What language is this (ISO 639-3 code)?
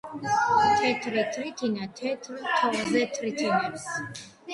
kat